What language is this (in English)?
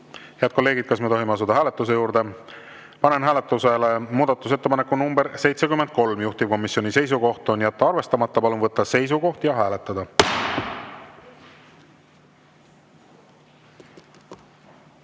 Estonian